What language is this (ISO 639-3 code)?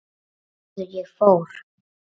isl